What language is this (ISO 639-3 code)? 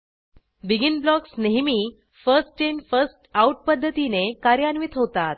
mar